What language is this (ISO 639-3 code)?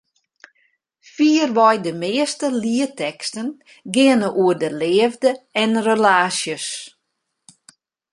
fry